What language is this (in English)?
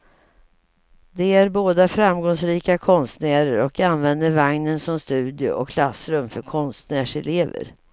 Swedish